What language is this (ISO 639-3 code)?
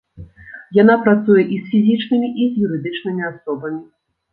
bel